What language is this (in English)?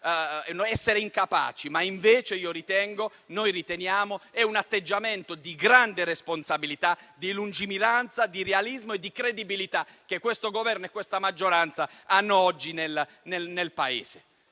Italian